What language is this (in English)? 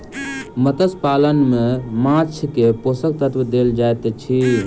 Maithili